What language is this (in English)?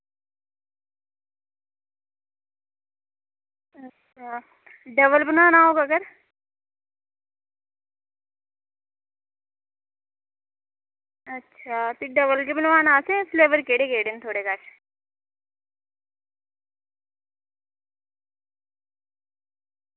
Dogri